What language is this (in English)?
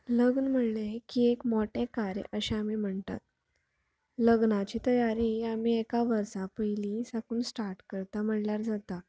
Konkani